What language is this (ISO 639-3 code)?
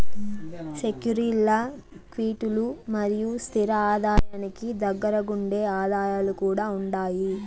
tel